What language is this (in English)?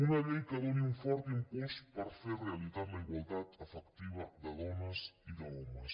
Catalan